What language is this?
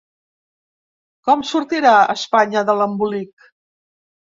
Catalan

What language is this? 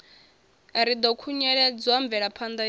Venda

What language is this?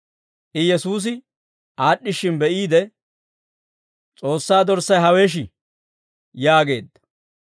Dawro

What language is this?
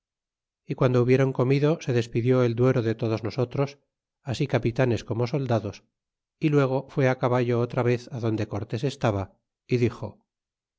Spanish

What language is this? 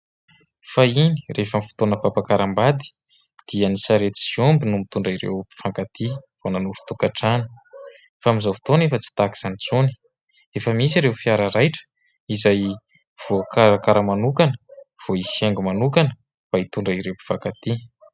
Malagasy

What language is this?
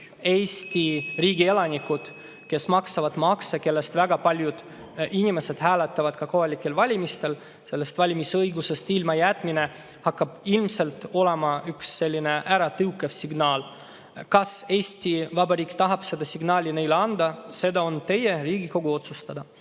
Estonian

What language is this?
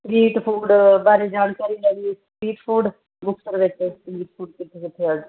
Punjabi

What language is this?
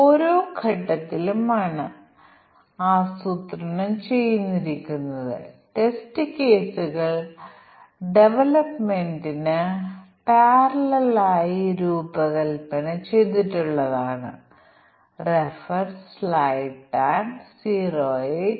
Malayalam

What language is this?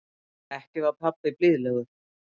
Icelandic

